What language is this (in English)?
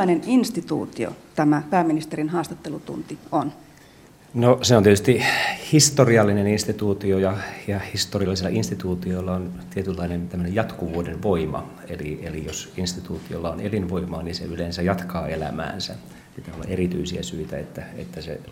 Finnish